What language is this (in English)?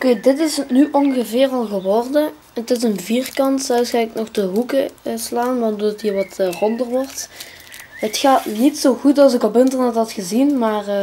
Dutch